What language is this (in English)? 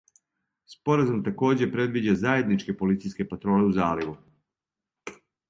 Serbian